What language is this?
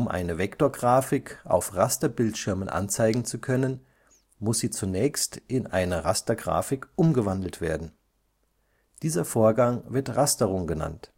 German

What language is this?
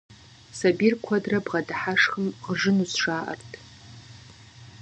Kabardian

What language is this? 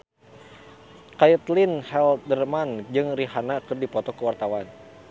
Sundanese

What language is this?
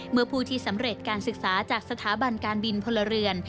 Thai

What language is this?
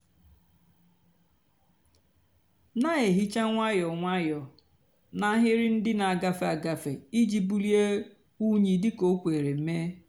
Igbo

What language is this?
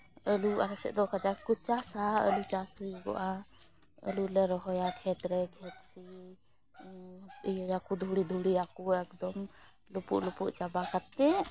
Santali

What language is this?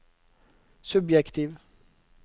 Norwegian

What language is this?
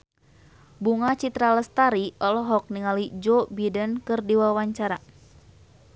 Sundanese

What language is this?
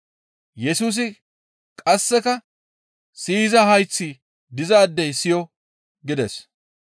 Gamo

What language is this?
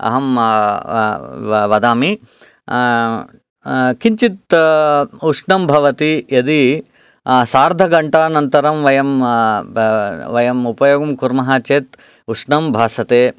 Sanskrit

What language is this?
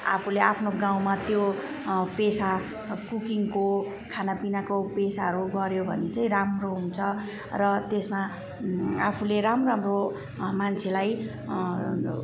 Nepali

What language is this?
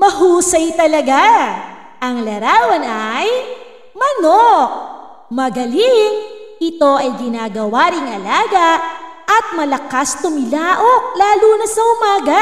Filipino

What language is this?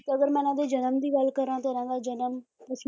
Punjabi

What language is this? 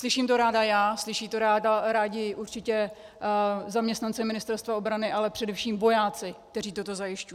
Czech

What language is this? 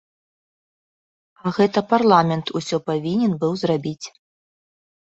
Belarusian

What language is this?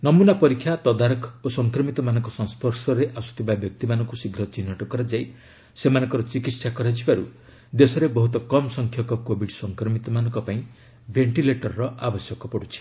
Odia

